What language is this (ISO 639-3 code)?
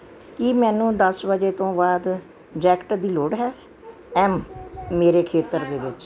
pan